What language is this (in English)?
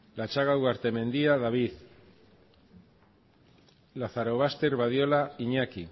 Basque